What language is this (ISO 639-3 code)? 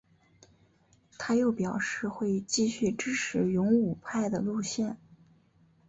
zho